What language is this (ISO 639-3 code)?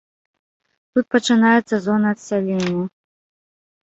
bel